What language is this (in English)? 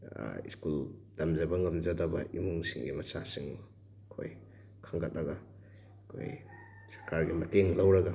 Manipuri